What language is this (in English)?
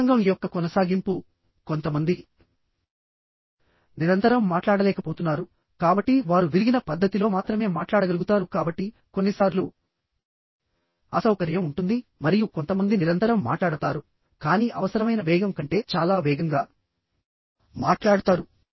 Telugu